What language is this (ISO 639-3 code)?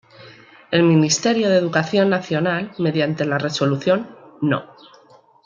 spa